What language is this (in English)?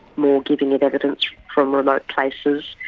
English